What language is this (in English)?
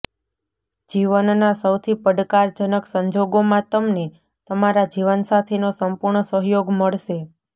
Gujarati